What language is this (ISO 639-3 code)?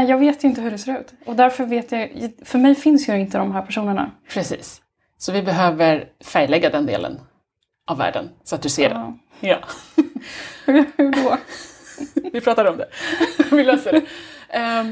swe